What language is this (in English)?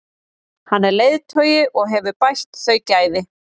Icelandic